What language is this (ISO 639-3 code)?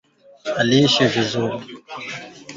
swa